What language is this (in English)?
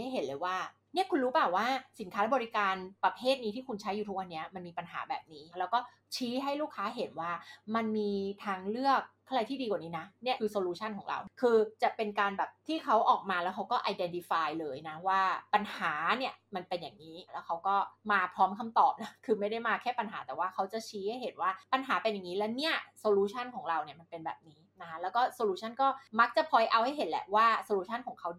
Thai